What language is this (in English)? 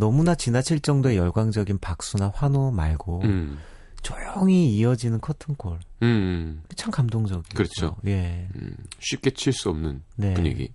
Korean